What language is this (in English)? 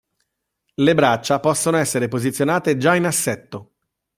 Italian